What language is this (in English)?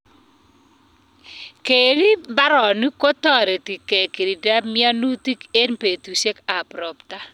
Kalenjin